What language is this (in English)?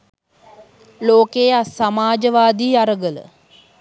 Sinhala